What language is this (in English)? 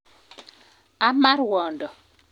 Kalenjin